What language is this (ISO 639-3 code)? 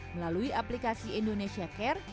ind